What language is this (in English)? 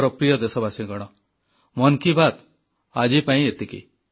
Odia